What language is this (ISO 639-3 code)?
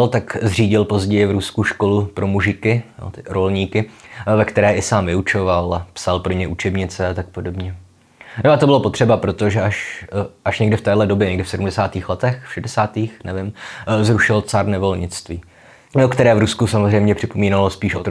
ces